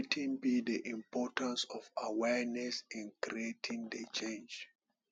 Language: Nigerian Pidgin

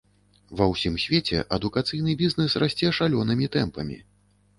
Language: Belarusian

